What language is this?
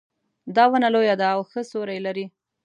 Pashto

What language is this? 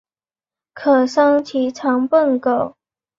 Chinese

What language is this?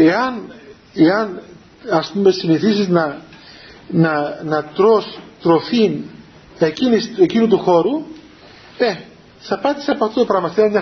Greek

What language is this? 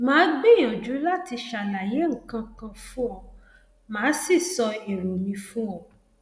Yoruba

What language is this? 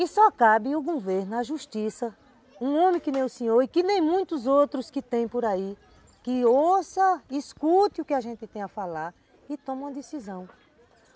Portuguese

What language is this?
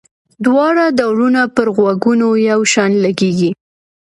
Pashto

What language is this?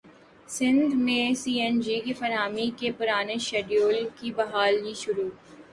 Urdu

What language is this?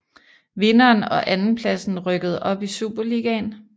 Danish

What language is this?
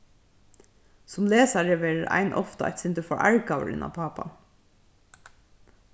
Faroese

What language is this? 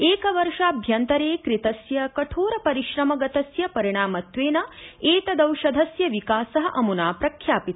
Sanskrit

